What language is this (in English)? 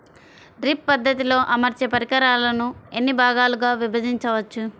Telugu